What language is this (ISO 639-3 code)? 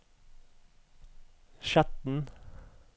nor